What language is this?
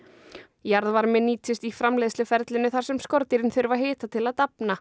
Icelandic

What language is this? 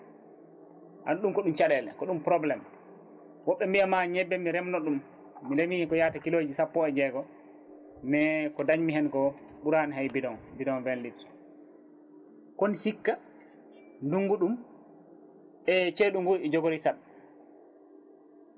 Fula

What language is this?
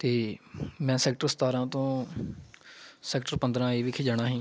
Punjabi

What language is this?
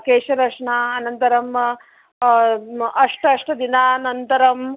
Sanskrit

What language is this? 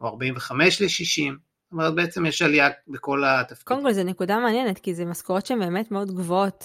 Hebrew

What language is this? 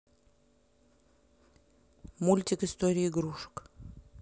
Russian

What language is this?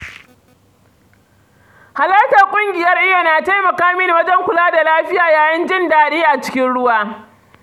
Hausa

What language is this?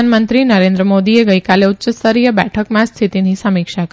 Gujarati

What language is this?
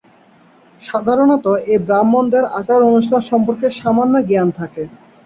Bangla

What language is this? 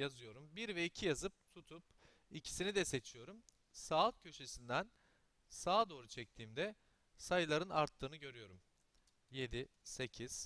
Turkish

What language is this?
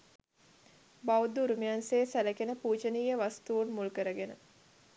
Sinhala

